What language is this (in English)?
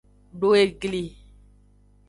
Aja (Benin)